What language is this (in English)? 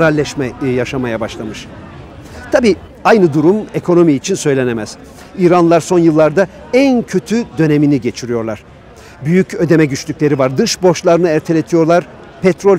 Turkish